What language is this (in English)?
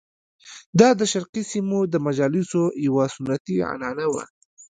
Pashto